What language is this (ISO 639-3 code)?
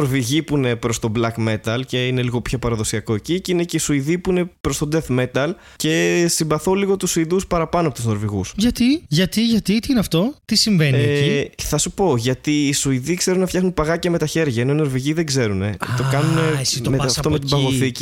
ell